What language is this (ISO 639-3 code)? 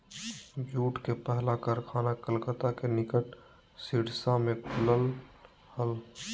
mag